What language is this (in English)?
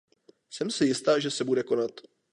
Czech